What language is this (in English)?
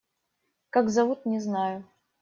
Russian